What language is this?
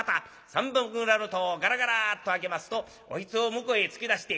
Japanese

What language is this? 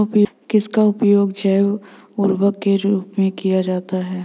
Hindi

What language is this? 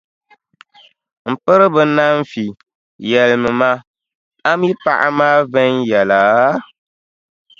Dagbani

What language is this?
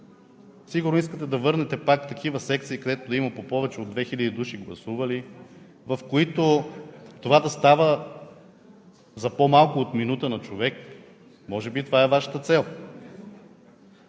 Bulgarian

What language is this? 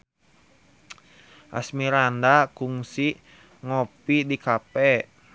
Sundanese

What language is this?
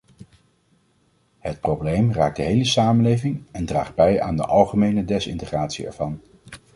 Dutch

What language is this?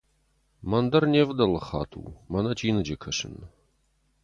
Ossetic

